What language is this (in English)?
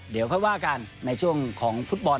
Thai